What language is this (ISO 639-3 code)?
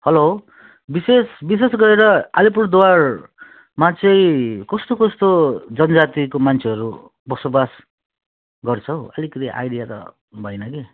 nep